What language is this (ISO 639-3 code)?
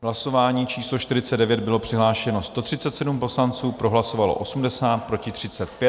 ces